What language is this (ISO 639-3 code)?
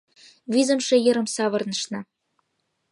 chm